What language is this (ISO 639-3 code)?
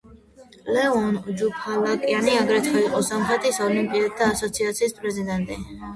kat